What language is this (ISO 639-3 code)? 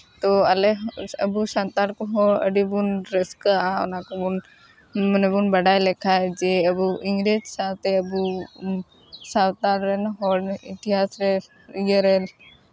sat